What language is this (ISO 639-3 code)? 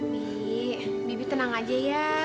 ind